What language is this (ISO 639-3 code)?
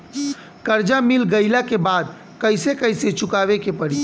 bho